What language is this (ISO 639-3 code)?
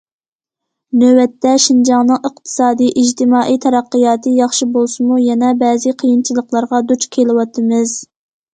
uig